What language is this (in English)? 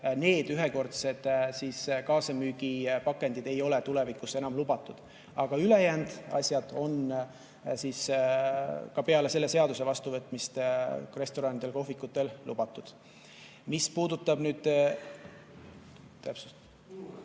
Estonian